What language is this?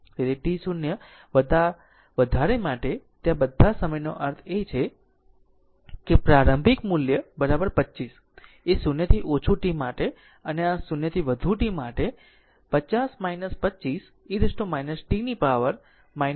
Gujarati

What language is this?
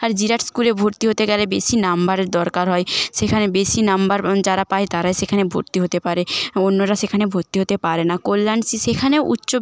Bangla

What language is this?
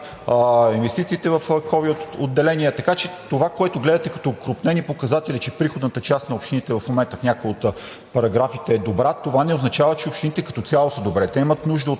Bulgarian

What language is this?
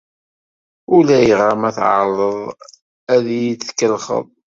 Kabyle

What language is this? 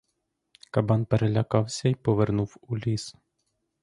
Ukrainian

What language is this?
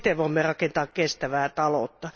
Finnish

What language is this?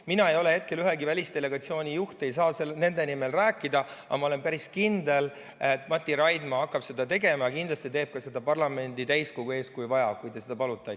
Estonian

